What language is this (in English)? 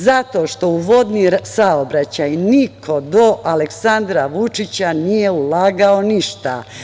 Serbian